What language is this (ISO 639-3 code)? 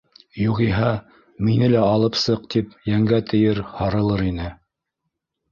bak